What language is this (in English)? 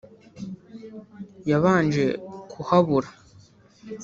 Kinyarwanda